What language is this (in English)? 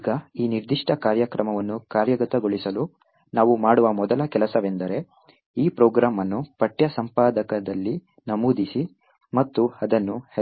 Kannada